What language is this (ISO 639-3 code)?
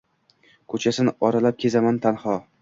uzb